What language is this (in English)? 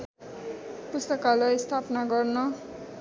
Nepali